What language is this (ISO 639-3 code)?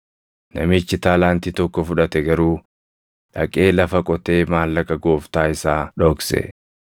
orm